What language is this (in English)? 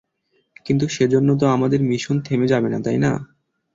Bangla